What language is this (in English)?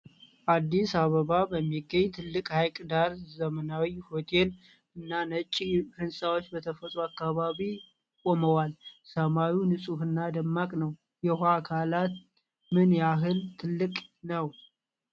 Amharic